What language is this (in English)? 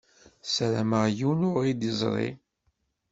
Kabyle